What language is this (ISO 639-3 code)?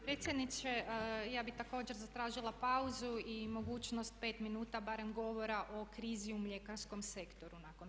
hrv